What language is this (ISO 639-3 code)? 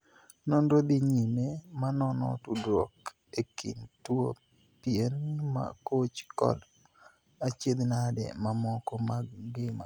luo